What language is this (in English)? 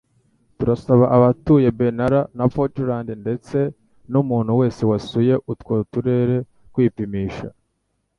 Kinyarwanda